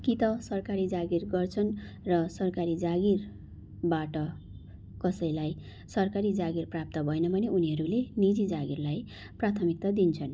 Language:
Nepali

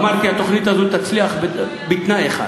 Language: Hebrew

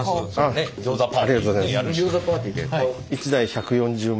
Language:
Japanese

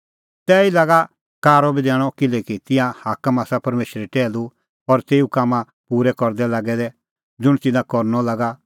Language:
Kullu Pahari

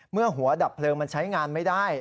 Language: Thai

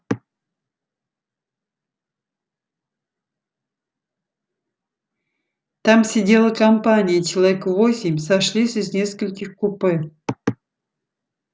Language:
Russian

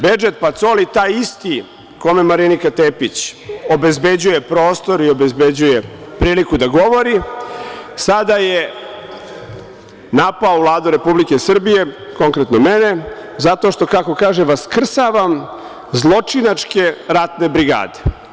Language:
Serbian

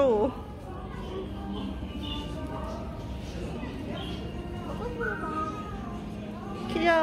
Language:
Korean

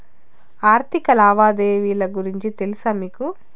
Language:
Telugu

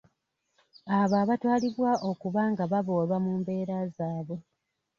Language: Ganda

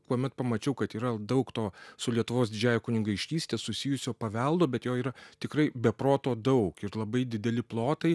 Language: Lithuanian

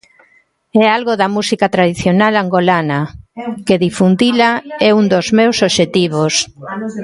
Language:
Galician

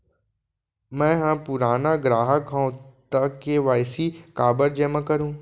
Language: Chhattisgarhi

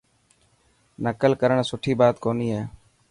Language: Dhatki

